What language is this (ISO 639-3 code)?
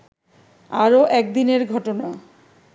ben